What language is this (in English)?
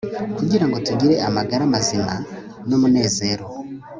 Kinyarwanda